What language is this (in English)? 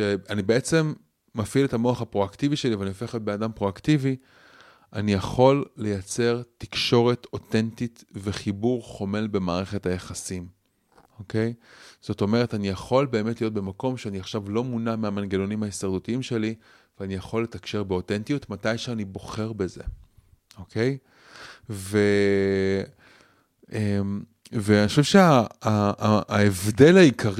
Hebrew